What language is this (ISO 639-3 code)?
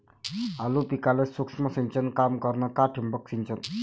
mar